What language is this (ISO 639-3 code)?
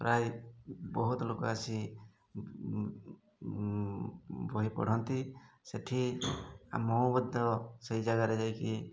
ori